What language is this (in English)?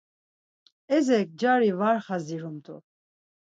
Laz